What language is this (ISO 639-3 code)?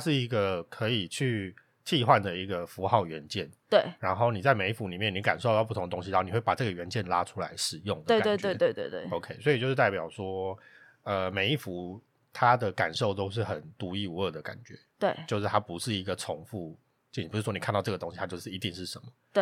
zho